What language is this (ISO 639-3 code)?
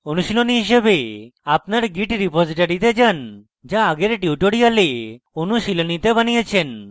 ben